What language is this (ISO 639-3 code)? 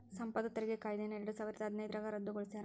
kan